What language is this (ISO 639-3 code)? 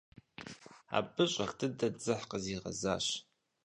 kbd